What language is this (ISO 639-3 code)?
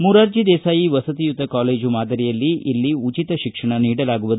kan